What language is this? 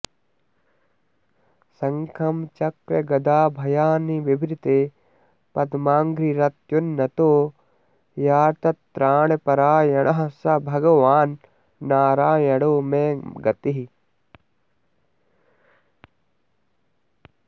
Sanskrit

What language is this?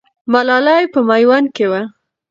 Pashto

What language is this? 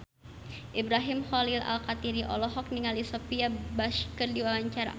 Sundanese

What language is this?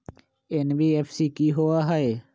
Magahi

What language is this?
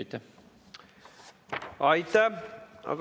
Estonian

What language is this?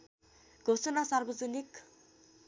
Nepali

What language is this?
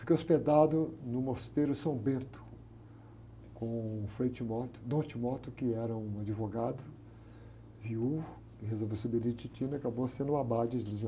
Portuguese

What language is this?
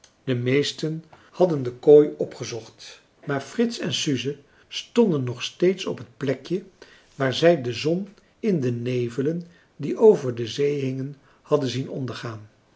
Dutch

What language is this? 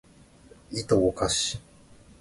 Japanese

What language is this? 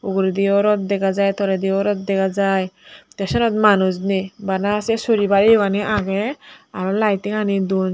Chakma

